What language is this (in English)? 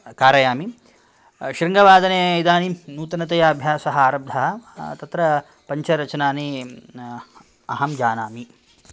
Sanskrit